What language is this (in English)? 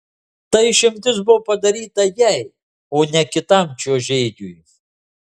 Lithuanian